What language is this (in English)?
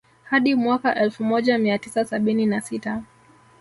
Swahili